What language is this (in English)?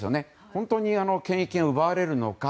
Japanese